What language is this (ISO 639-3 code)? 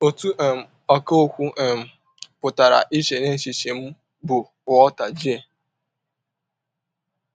ibo